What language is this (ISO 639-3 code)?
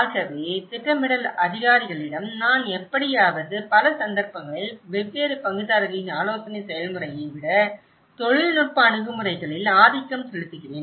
tam